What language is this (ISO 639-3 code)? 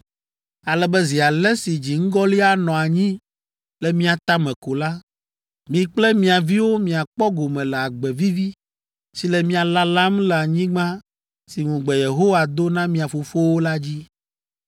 ewe